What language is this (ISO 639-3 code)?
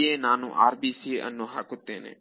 kan